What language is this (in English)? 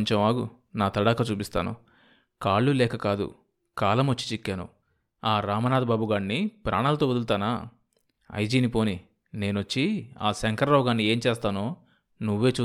Telugu